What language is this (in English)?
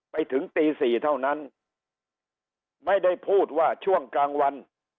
Thai